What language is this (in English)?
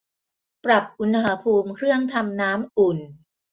Thai